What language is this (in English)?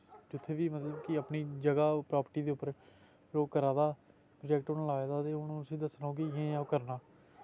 Dogri